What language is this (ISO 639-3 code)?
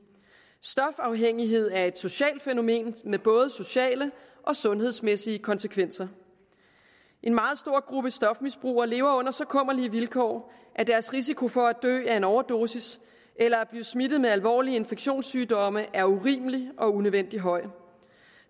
dan